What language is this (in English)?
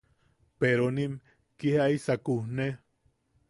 Yaqui